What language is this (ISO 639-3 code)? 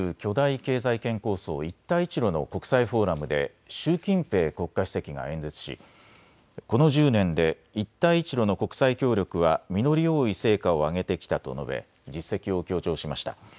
jpn